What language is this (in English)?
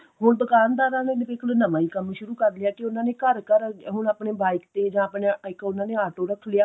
Punjabi